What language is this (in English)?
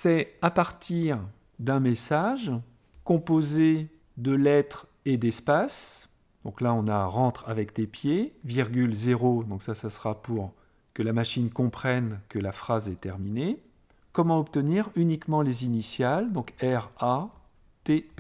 French